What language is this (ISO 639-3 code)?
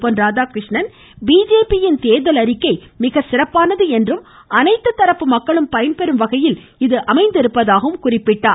tam